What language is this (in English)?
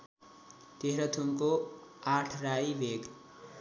Nepali